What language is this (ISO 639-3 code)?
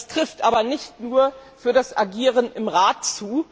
deu